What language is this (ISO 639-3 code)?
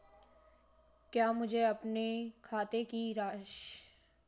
hin